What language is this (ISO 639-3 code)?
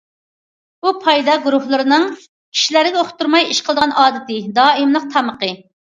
uig